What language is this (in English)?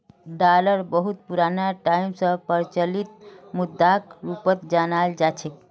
Magahi